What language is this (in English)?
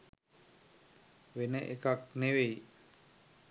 Sinhala